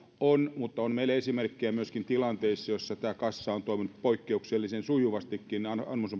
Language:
Finnish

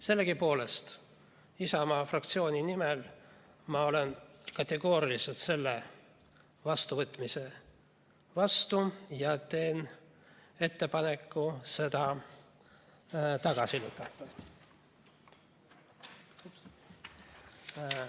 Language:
Estonian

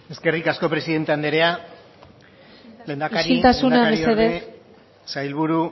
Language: Basque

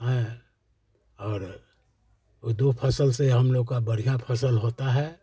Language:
Hindi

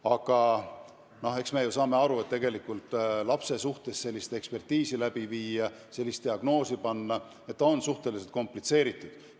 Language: Estonian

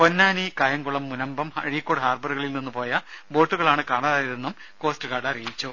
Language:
Malayalam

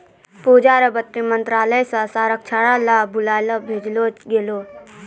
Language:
Maithili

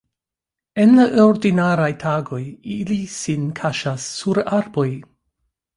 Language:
Esperanto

